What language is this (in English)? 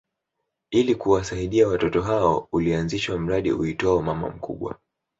Swahili